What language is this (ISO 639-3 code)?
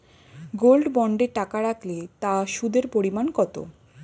ben